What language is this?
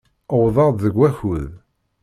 Kabyle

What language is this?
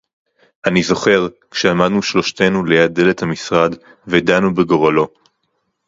Hebrew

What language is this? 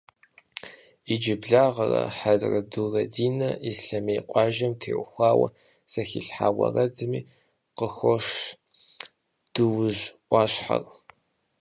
Kabardian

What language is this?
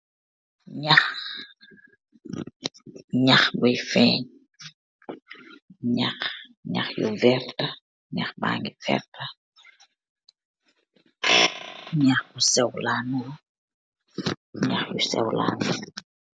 Wolof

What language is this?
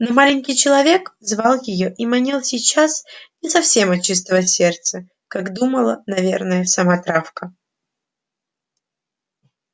Russian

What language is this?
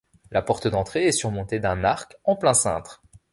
French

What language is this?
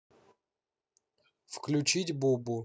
Russian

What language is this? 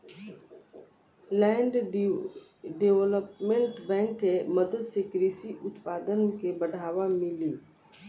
Bhojpuri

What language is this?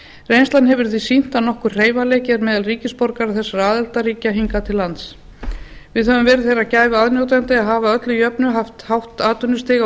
Icelandic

